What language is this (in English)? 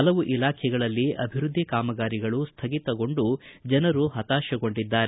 Kannada